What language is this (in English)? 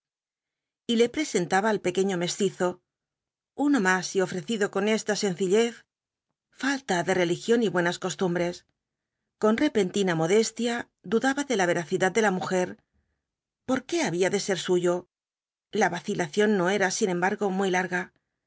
Spanish